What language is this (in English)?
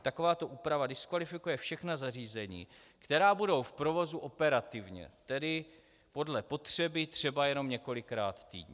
Czech